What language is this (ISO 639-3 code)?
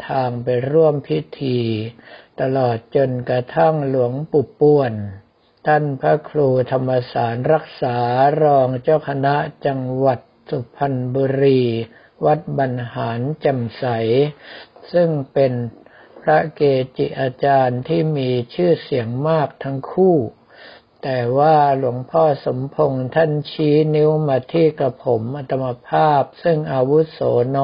tha